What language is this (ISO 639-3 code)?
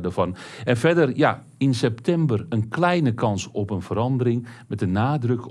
nld